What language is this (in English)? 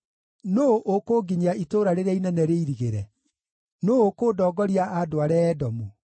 Kikuyu